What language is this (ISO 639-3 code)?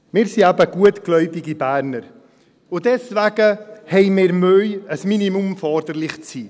gsw